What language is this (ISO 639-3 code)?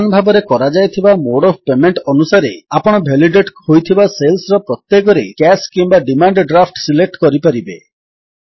ori